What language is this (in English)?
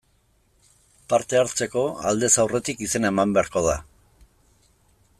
Basque